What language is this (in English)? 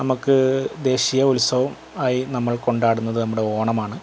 Malayalam